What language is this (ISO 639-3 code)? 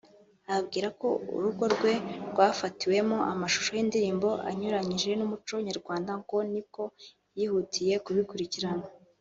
kin